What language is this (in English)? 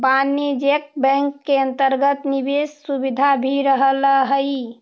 Magahi